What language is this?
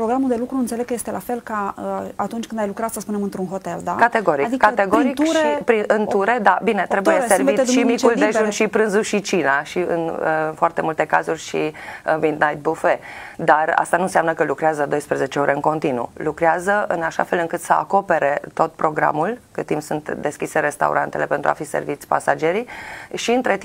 Romanian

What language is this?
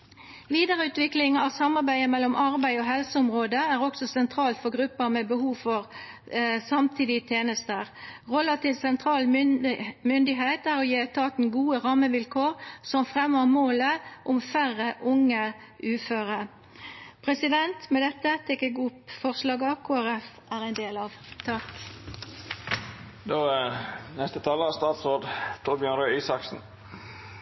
Norwegian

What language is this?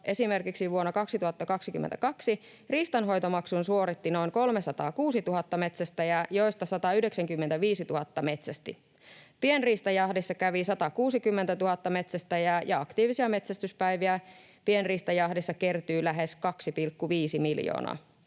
Finnish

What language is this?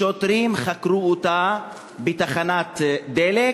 Hebrew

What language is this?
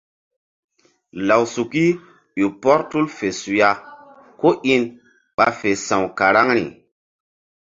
Mbum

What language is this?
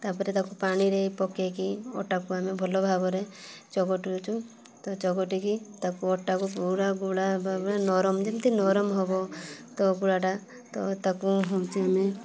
Odia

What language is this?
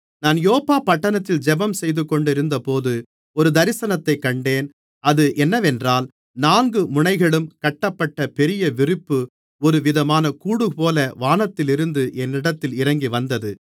Tamil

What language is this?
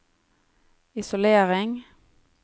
Norwegian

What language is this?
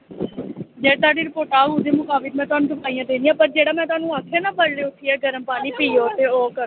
Dogri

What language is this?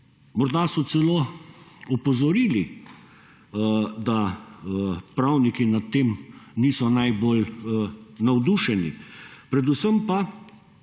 Slovenian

